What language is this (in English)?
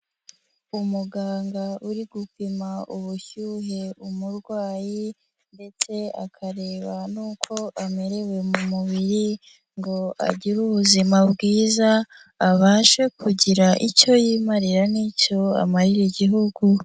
Kinyarwanda